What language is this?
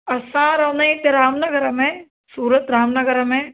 Sindhi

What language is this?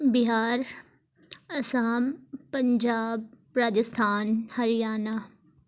Urdu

